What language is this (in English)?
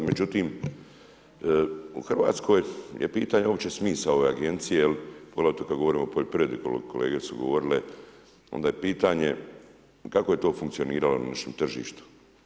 Croatian